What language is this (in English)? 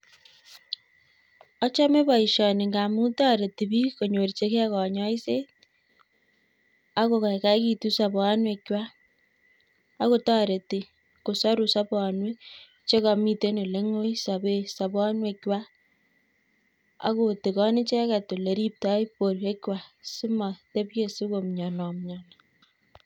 Kalenjin